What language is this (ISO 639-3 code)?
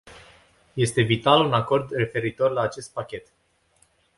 ron